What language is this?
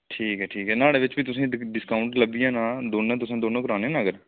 Dogri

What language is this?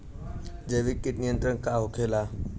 Bhojpuri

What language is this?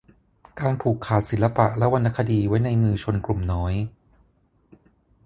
Thai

